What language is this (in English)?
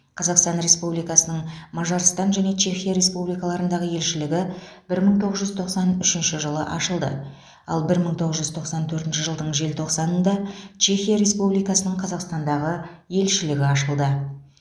Kazakh